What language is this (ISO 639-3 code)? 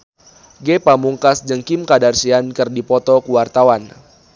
sun